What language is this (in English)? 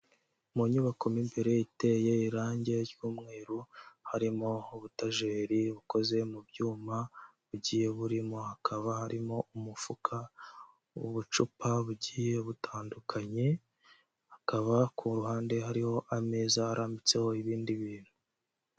Kinyarwanda